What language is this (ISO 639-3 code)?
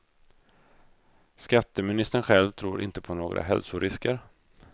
swe